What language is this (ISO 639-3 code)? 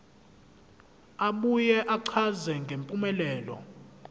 zul